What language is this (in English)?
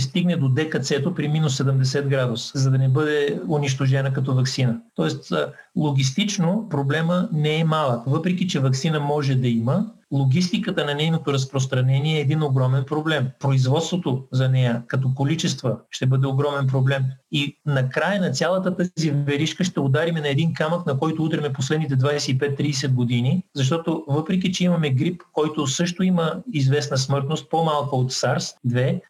Bulgarian